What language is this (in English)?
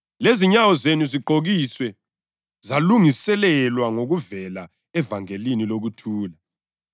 North Ndebele